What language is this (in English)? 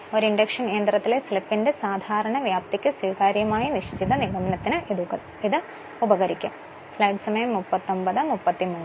Malayalam